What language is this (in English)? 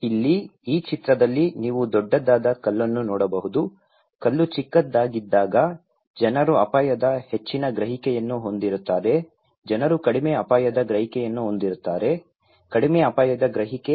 Kannada